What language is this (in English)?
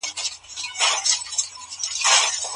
Pashto